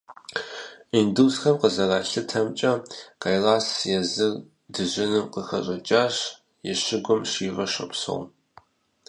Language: Kabardian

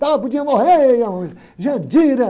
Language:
Portuguese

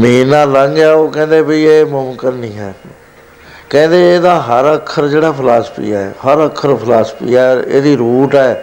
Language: Punjabi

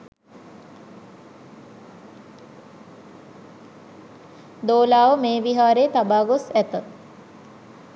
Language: Sinhala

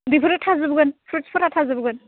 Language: Bodo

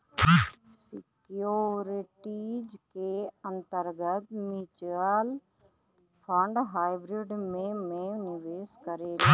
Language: Bhojpuri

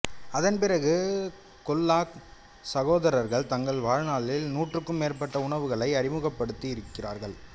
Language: Tamil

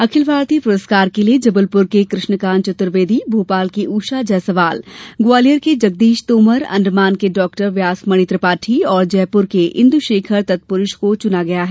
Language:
Hindi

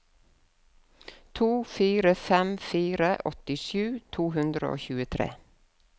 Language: Norwegian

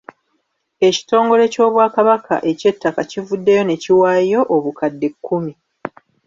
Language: Ganda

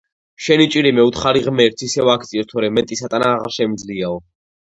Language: Georgian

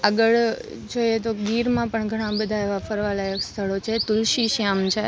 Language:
Gujarati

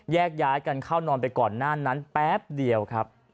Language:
Thai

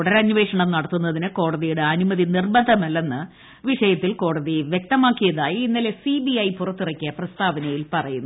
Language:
Malayalam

